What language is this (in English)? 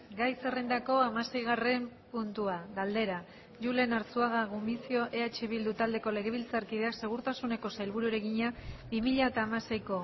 Basque